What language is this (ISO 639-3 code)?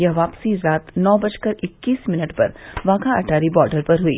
hin